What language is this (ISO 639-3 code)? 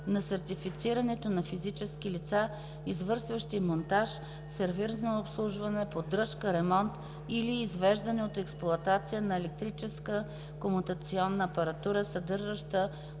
bul